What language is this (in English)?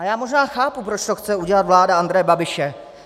Czech